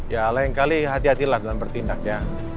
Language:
Indonesian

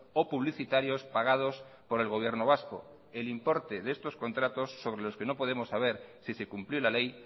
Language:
Spanish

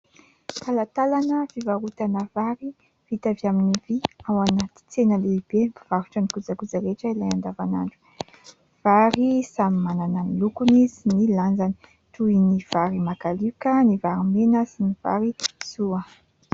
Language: Malagasy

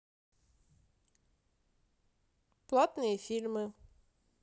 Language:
Russian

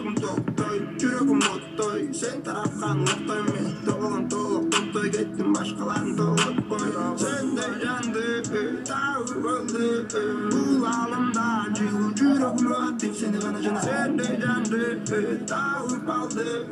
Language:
Russian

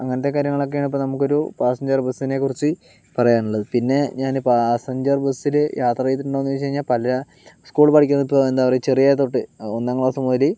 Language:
Malayalam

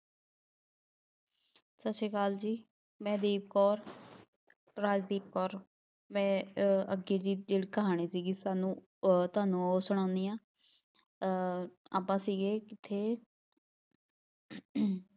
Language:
Punjabi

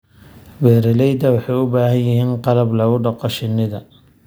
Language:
Somali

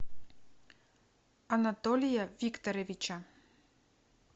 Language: Russian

